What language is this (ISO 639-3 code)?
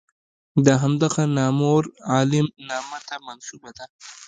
pus